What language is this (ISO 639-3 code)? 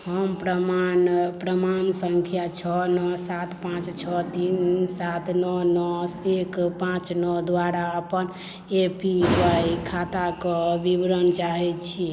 mai